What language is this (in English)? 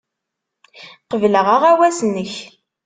Kabyle